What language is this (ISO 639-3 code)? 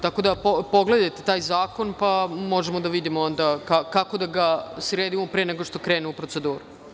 srp